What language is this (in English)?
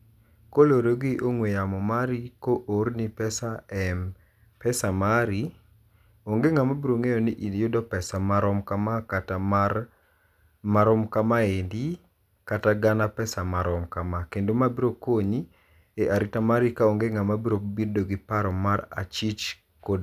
Luo (Kenya and Tanzania)